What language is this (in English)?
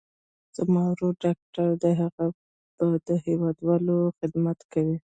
Pashto